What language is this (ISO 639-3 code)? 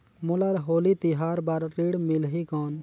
hne